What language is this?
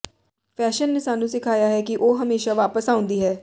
Punjabi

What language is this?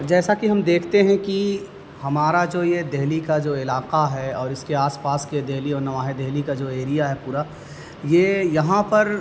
Urdu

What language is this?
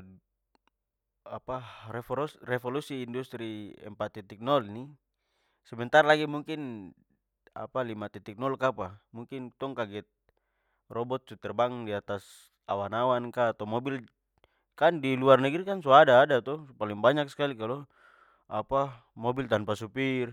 Papuan Malay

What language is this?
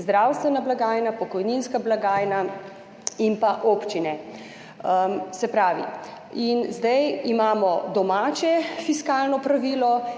Slovenian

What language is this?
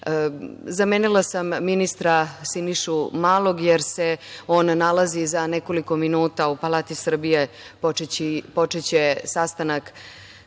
Serbian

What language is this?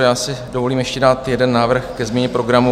Czech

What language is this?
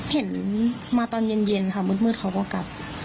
Thai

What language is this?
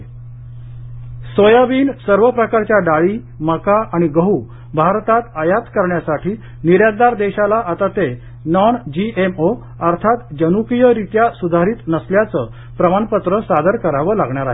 Marathi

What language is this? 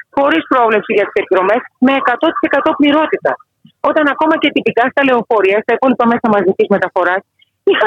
Greek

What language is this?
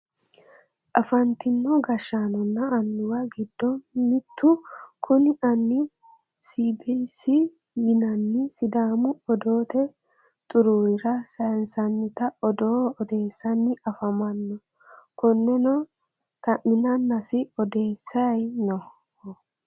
Sidamo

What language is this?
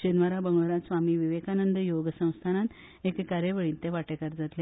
Konkani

